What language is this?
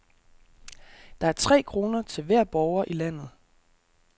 Danish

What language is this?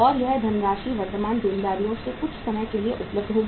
Hindi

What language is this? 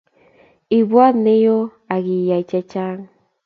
Kalenjin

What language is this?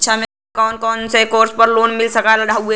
Bhojpuri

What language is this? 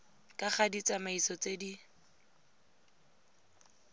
Tswana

